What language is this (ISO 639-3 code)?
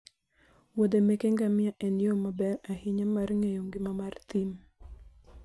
luo